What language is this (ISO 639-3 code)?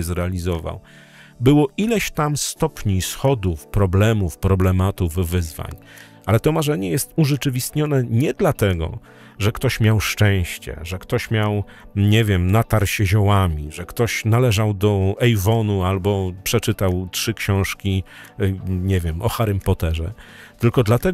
pol